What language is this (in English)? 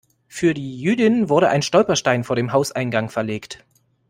German